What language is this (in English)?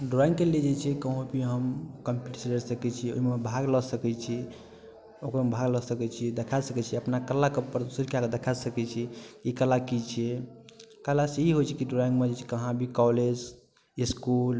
Maithili